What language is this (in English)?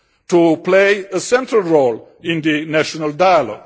English